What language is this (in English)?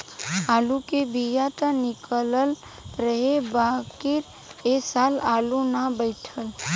Bhojpuri